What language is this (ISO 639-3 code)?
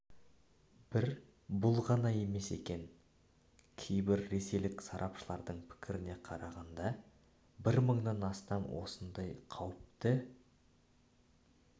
kaz